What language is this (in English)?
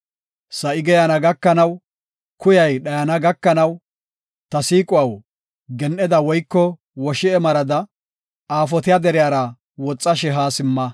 Gofa